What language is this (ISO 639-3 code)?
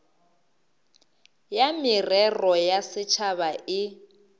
nso